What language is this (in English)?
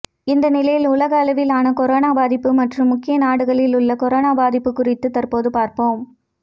Tamil